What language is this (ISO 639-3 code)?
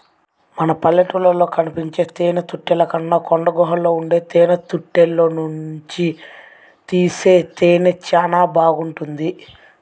tel